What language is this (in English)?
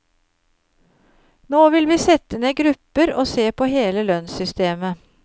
Norwegian